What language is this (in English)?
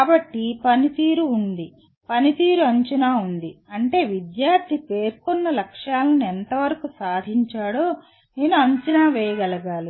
Telugu